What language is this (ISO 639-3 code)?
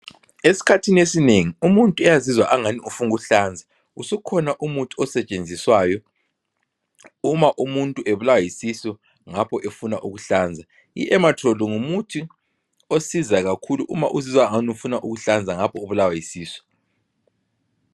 nde